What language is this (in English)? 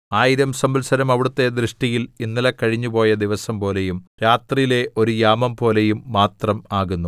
Malayalam